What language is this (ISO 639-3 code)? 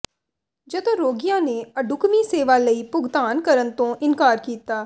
pan